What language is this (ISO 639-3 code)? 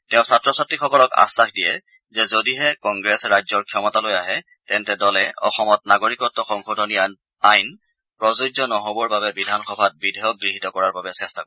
asm